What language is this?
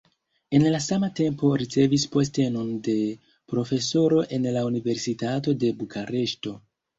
Esperanto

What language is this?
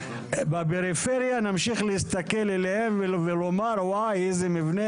Hebrew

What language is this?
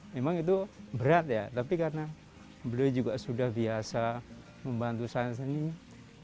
Indonesian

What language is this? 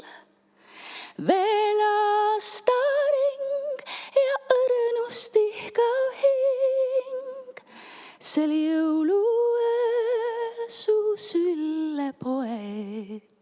Estonian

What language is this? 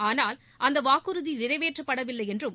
Tamil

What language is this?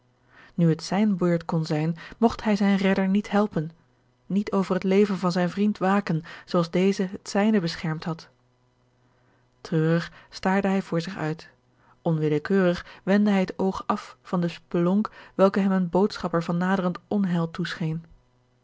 Dutch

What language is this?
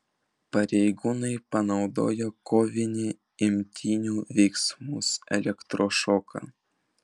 Lithuanian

